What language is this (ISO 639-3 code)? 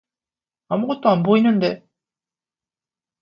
kor